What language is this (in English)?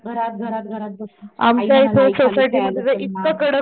Marathi